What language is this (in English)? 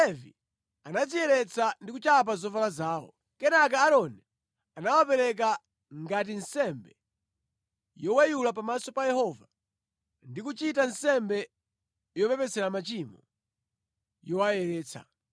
Nyanja